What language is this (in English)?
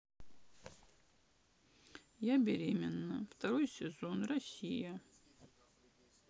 Russian